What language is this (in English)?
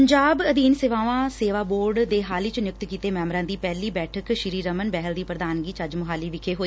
Punjabi